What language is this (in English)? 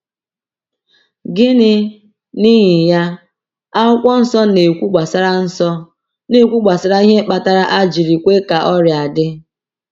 Igbo